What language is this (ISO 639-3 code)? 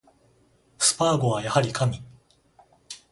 jpn